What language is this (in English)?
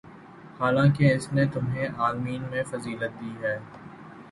Urdu